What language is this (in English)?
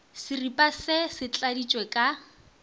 Northern Sotho